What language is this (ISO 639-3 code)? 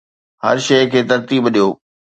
snd